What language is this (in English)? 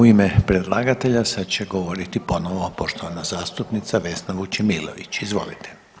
Croatian